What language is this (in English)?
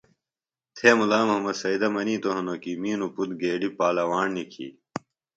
Phalura